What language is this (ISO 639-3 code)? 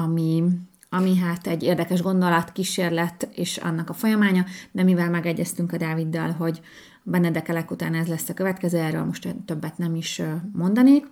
hun